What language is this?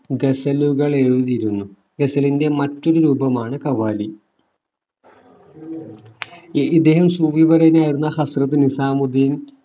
Malayalam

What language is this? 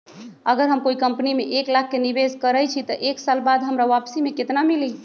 Magahi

